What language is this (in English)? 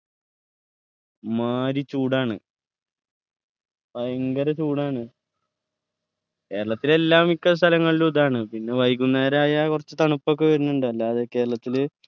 Malayalam